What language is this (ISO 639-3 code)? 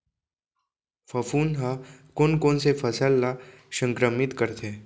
hne